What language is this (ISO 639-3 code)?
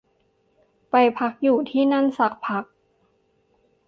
tha